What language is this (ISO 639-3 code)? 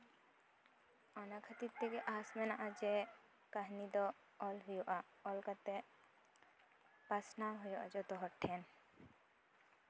sat